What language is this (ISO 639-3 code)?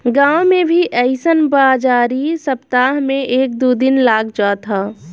bho